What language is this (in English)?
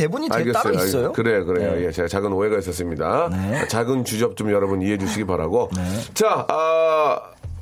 Korean